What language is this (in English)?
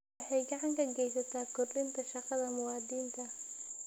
Somali